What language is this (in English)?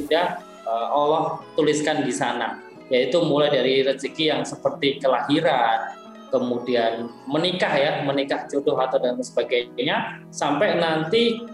Indonesian